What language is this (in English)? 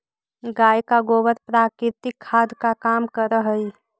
Magahi